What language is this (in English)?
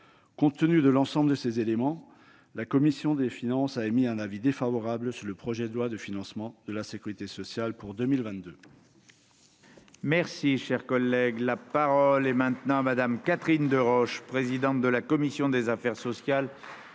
French